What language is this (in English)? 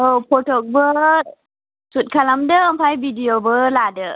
Bodo